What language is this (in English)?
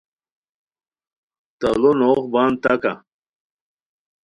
Khowar